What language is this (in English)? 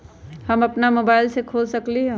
Magahi